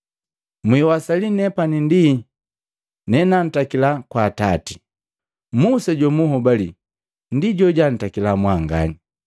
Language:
Matengo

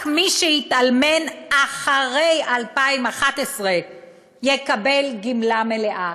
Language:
Hebrew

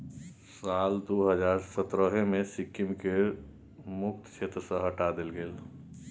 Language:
Maithili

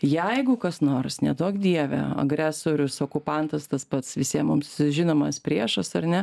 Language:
Lithuanian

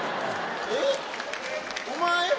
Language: Japanese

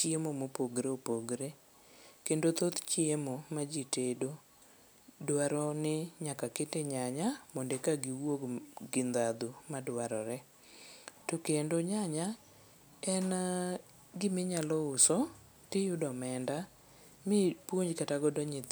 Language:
Luo (Kenya and Tanzania)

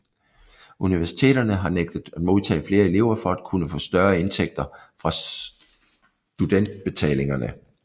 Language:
Danish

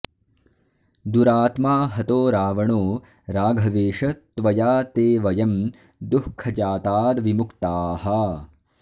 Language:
Sanskrit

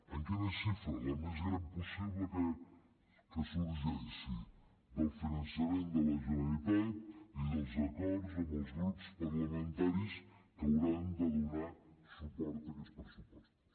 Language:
Catalan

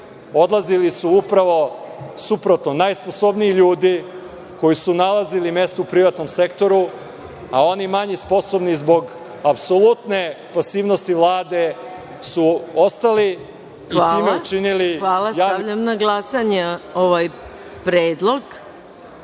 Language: Serbian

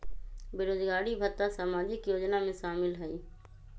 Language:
Magahi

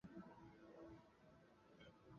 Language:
Chinese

